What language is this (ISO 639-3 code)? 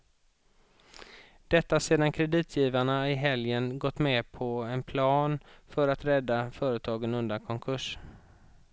swe